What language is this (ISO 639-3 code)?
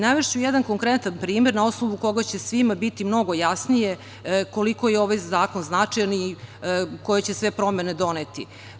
srp